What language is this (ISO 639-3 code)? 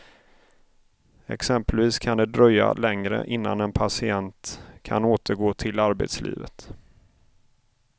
swe